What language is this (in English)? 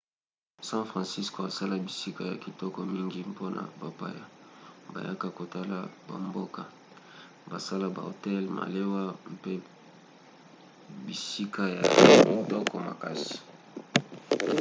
Lingala